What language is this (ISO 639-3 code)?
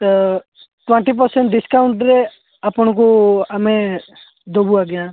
ori